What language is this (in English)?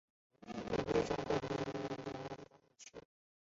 Chinese